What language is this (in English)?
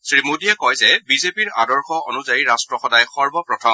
Assamese